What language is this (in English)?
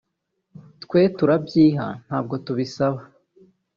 Kinyarwanda